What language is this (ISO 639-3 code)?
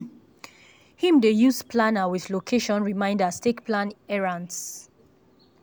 pcm